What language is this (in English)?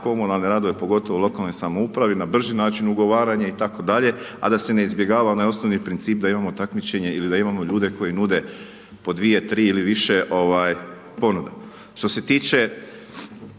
Croatian